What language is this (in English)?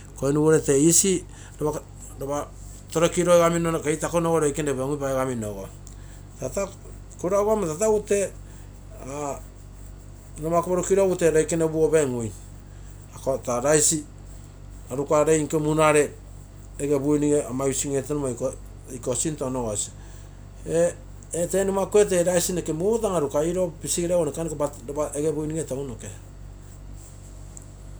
Terei